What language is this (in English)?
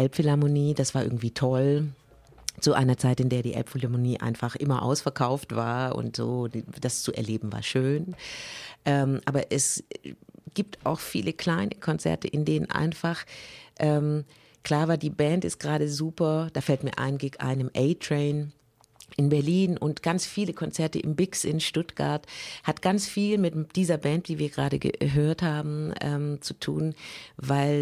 German